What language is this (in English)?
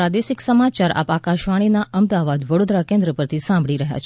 Gujarati